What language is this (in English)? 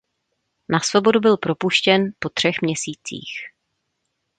Czech